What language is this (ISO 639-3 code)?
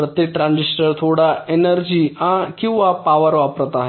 mar